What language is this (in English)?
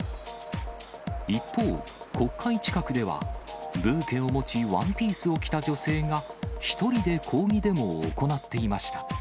Japanese